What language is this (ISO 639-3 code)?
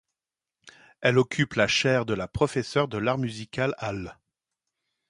fra